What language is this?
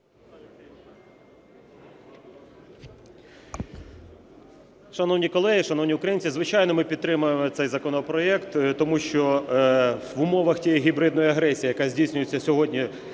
Ukrainian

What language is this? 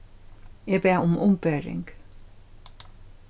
Faroese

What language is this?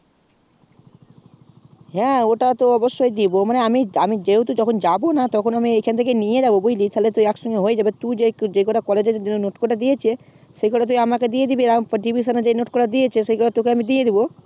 Bangla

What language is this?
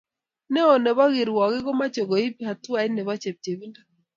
Kalenjin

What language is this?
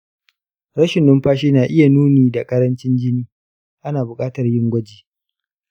Hausa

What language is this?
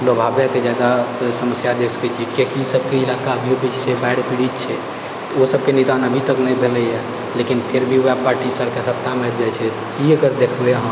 Maithili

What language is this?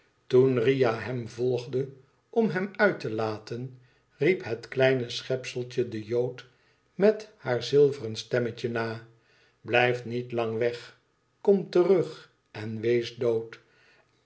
Dutch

